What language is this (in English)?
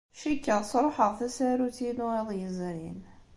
Kabyle